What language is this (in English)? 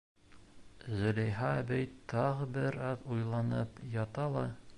Bashkir